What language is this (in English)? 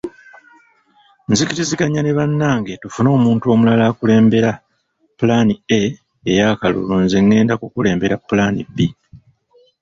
Ganda